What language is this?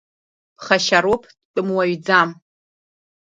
Abkhazian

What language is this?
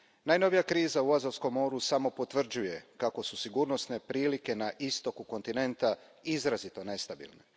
Croatian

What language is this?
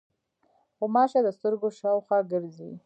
Pashto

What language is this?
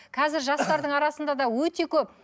Kazakh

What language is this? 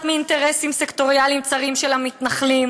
Hebrew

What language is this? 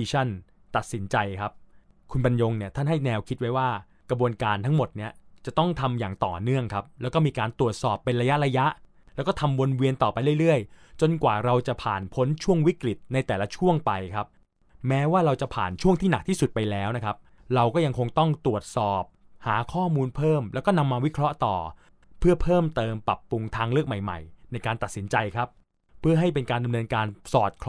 Thai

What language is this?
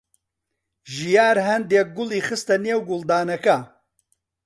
Central Kurdish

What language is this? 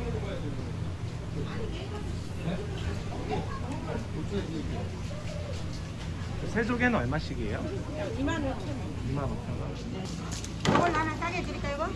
Korean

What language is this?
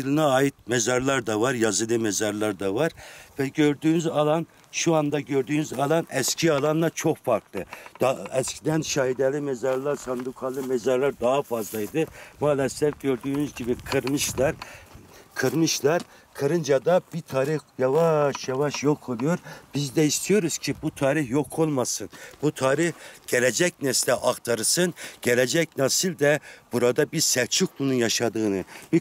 Turkish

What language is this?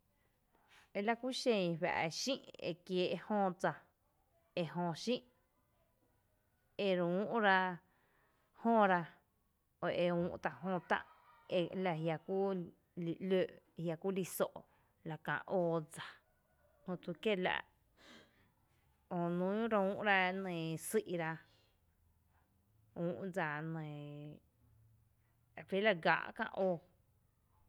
Tepinapa Chinantec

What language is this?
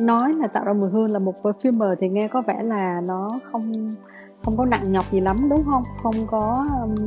Vietnamese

